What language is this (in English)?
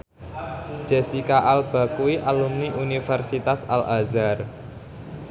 Javanese